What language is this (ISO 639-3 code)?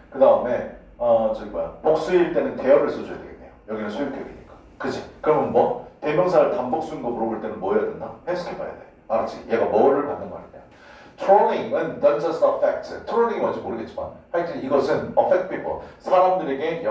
kor